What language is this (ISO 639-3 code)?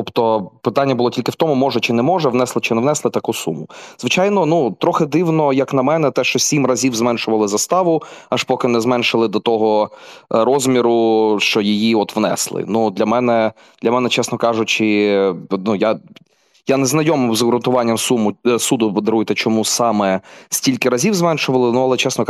ukr